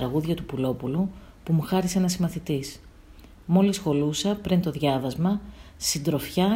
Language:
Greek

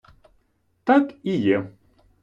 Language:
Ukrainian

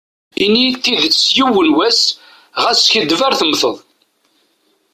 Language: Kabyle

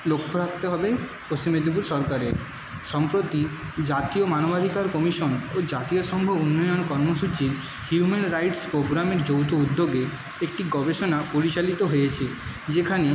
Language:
Bangla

